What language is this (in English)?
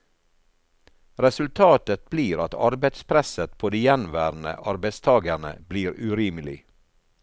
Norwegian